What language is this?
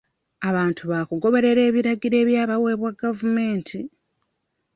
Ganda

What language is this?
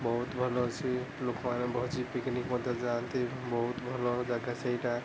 Odia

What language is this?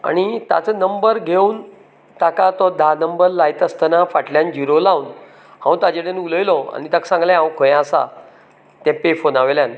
Konkani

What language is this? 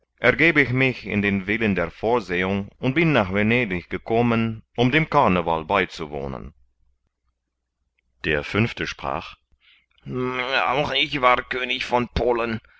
German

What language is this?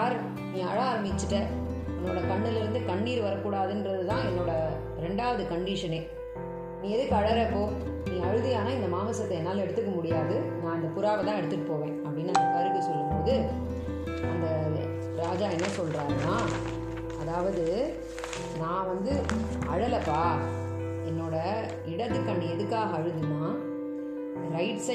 Tamil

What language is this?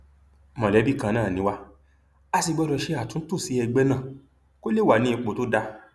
Yoruba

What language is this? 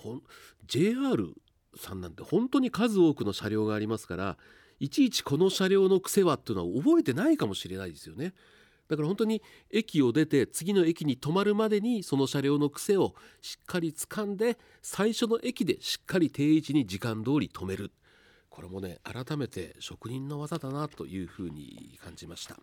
Japanese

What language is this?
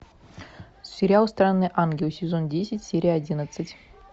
Russian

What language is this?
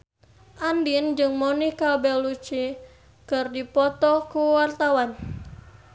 Sundanese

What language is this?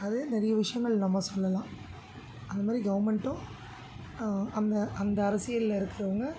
Tamil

